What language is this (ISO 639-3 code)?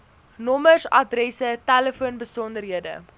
afr